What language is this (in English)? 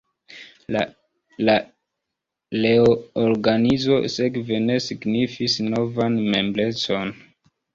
Esperanto